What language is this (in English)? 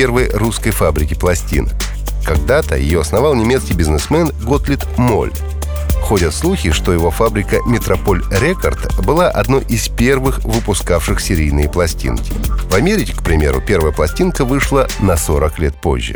Russian